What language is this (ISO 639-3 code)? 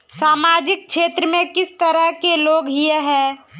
mag